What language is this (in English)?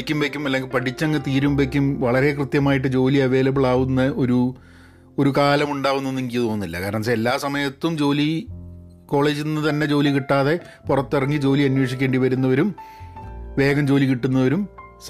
Malayalam